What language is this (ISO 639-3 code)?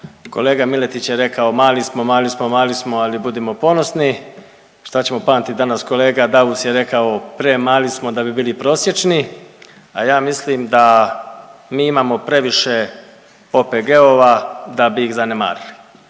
hrv